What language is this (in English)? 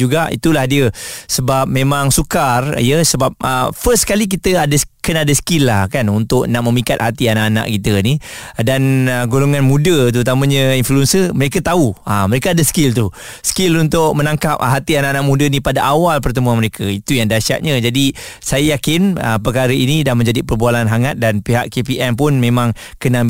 Malay